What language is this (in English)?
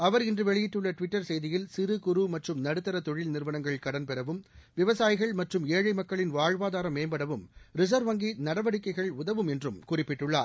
Tamil